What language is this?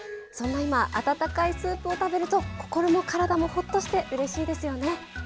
Japanese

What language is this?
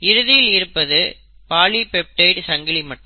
Tamil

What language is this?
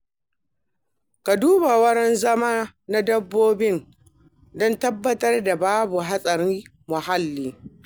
Hausa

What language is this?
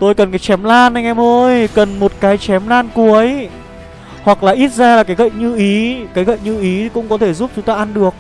Vietnamese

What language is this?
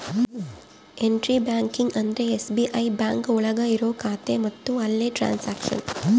Kannada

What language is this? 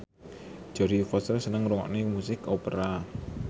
Javanese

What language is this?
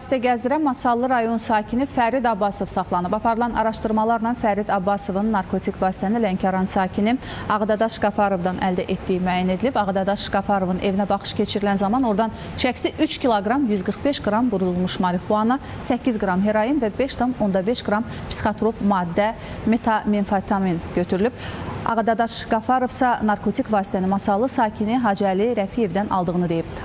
Turkish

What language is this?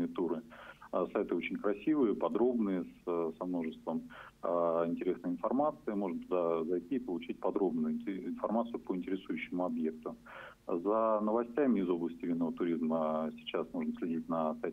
Russian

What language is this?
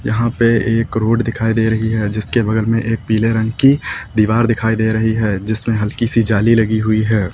Hindi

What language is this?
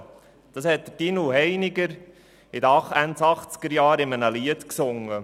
Swiss German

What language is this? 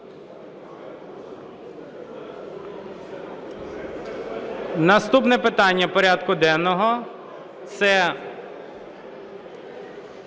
Ukrainian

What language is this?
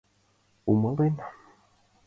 Mari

